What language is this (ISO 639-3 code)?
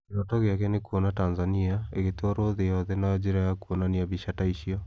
kik